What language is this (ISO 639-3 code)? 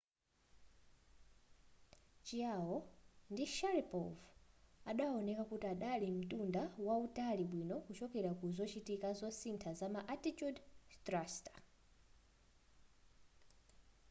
nya